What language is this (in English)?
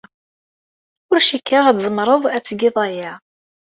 Kabyle